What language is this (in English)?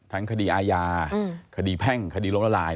Thai